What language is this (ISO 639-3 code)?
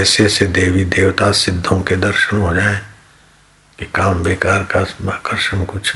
hin